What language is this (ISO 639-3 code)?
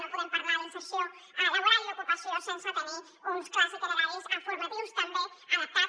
cat